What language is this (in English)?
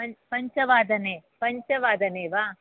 Sanskrit